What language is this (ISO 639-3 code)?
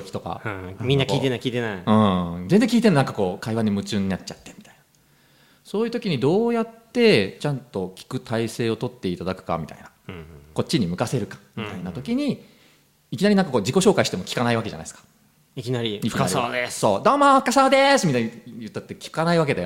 jpn